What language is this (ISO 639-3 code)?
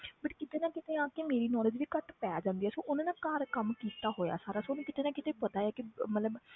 pan